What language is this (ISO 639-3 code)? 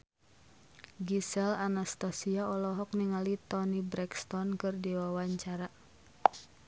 sun